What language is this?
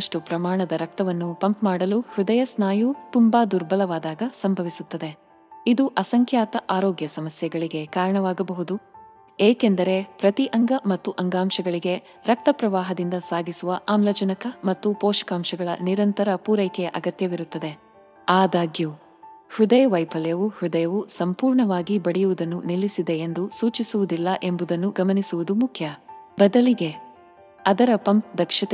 Kannada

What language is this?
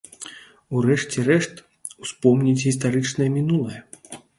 Belarusian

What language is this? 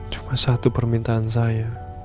Indonesian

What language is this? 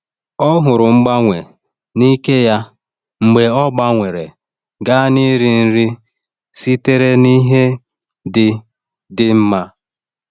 Igbo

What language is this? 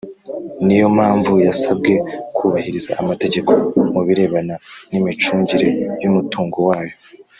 Kinyarwanda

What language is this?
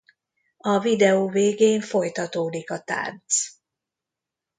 Hungarian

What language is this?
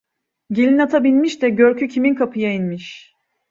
Turkish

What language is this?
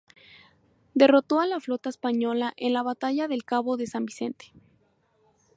Spanish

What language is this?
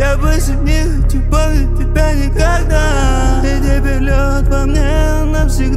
Arabic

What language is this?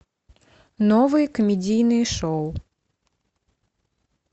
Russian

